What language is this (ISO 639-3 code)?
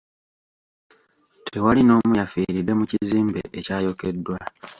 lug